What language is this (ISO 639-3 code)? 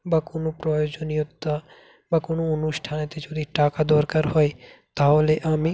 ben